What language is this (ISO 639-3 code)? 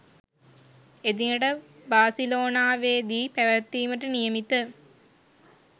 sin